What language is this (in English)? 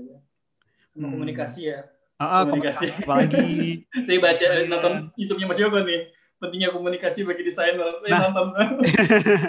Indonesian